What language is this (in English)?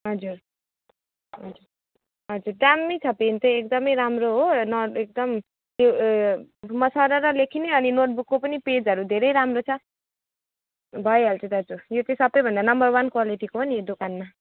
Nepali